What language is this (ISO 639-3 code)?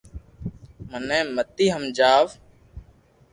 lrk